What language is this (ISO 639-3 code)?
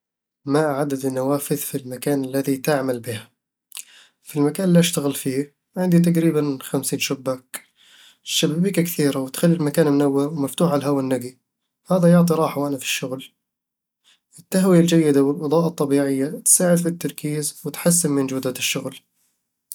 avl